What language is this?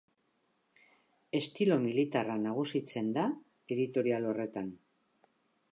Basque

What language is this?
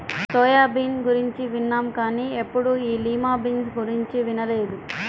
Telugu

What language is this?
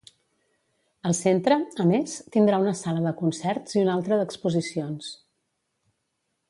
Catalan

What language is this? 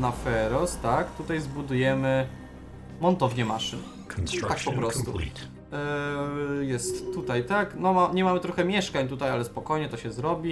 Polish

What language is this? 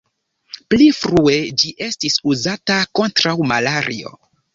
Esperanto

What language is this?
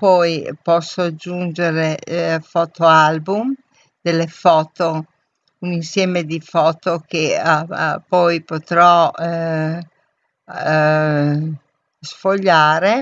Italian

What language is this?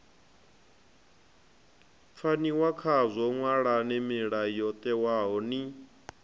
Venda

